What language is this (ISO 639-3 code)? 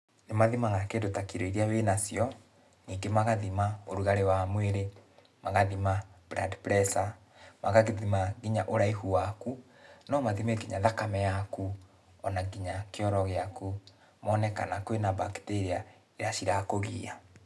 kik